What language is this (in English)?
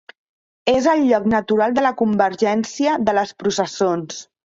Catalan